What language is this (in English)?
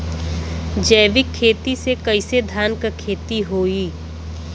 Bhojpuri